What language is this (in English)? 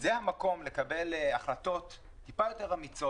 Hebrew